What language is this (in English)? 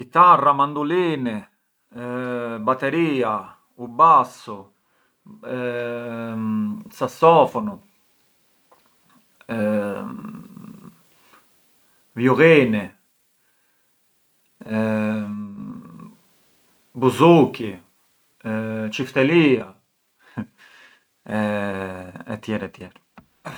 Arbëreshë Albanian